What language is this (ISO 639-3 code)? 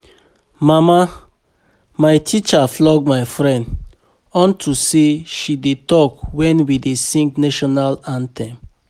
pcm